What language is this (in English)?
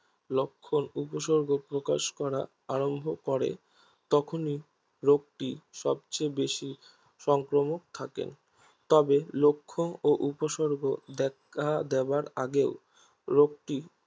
Bangla